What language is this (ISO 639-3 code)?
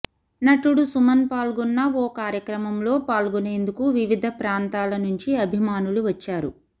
tel